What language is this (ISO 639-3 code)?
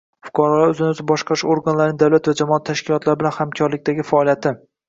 uzb